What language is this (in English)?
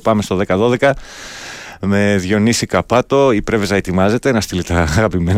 Greek